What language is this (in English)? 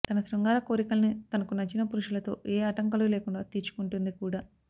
Telugu